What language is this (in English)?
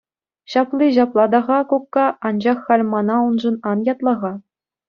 Chuvash